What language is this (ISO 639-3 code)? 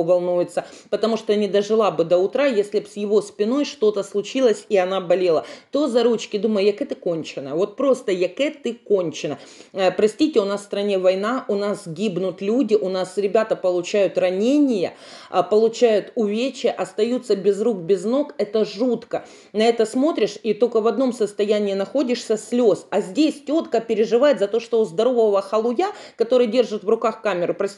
rus